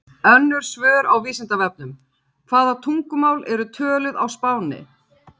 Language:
Icelandic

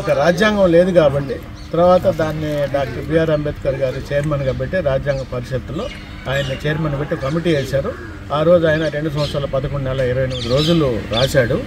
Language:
Telugu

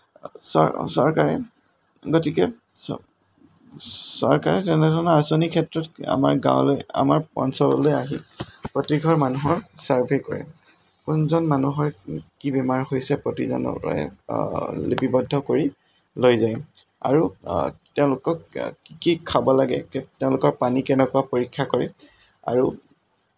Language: Assamese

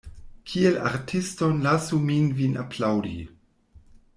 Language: Esperanto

